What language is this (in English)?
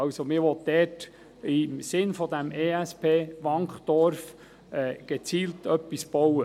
Swiss German